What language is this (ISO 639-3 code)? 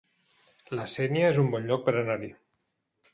cat